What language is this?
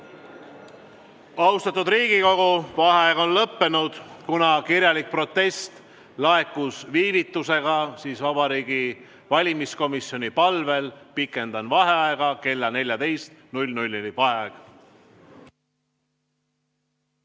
Estonian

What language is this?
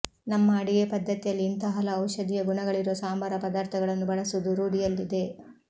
Kannada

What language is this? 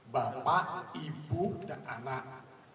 Indonesian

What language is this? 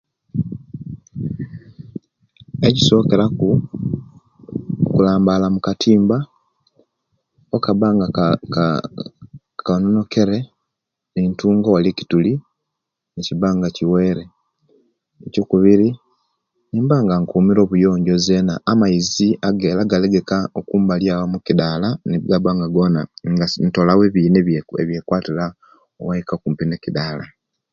Kenyi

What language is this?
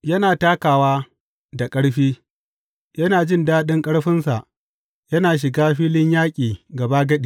Hausa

